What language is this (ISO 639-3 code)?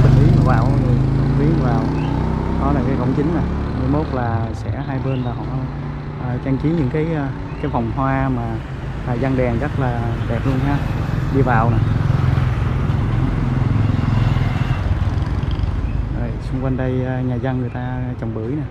vie